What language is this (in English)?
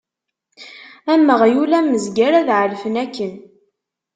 Kabyle